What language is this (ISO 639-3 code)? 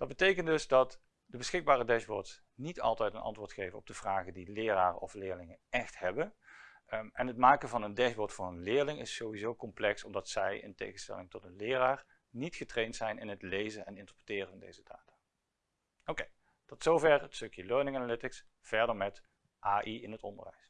nld